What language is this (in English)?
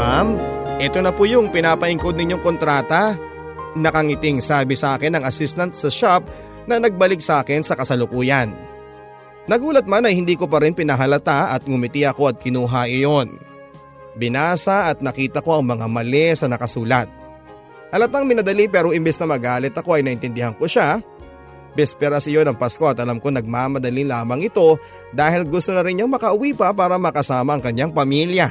Filipino